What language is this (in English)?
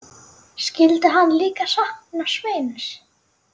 Icelandic